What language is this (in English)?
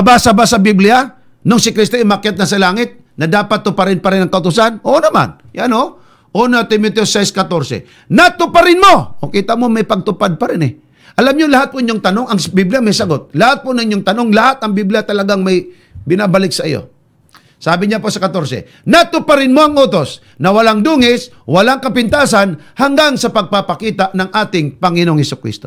Filipino